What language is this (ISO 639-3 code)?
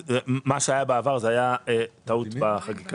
heb